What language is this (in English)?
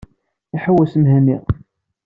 Kabyle